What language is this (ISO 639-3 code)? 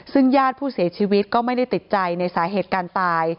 tha